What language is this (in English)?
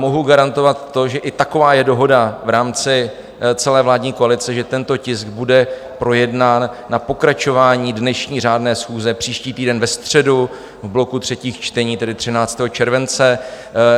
Czech